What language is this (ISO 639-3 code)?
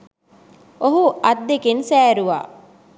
sin